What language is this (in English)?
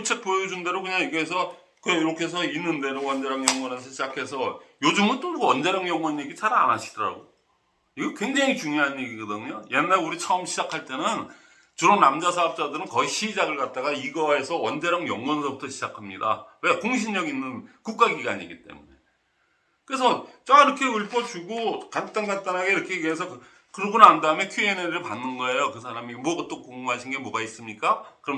Korean